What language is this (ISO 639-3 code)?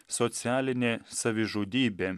lit